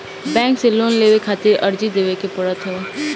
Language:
Bhojpuri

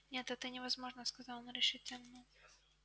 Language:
Russian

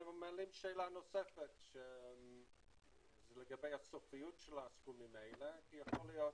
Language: Hebrew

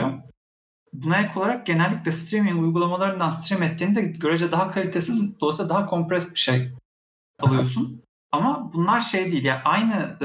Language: Turkish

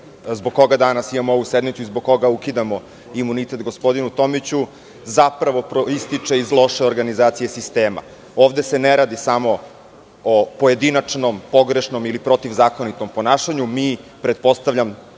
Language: Serbian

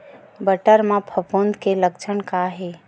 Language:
Chhattisgarhi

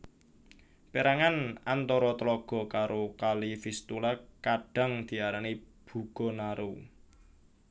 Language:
Javanese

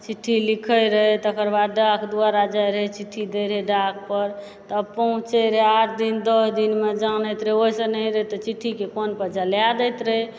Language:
Maithili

